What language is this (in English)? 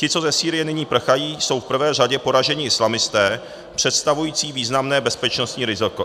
Czech